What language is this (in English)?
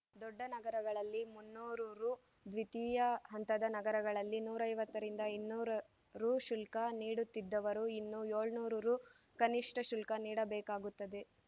Kannada